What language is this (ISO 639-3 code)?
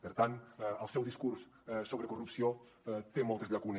cat